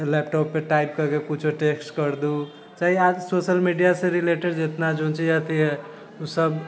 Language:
Maithili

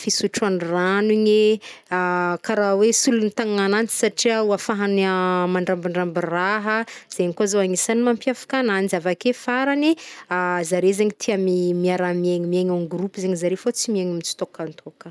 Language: Northern Betsimisaraka Malagasy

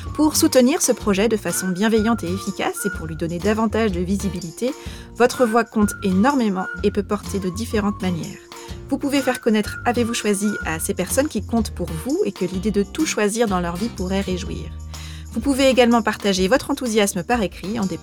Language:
French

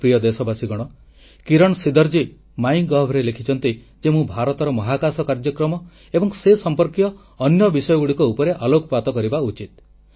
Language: Odia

